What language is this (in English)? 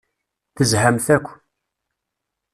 Kabyle